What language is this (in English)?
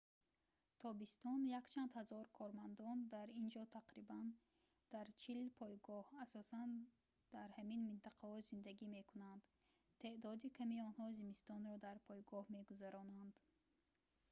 Tajik